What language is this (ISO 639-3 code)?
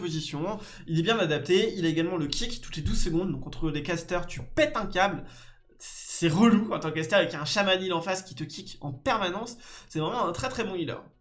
fra